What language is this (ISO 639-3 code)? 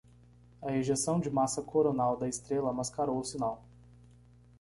por